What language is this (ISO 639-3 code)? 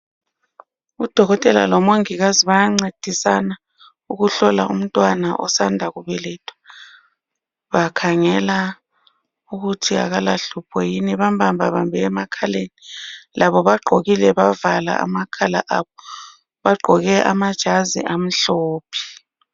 nde